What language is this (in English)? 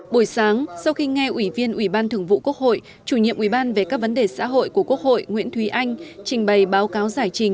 Vietnamese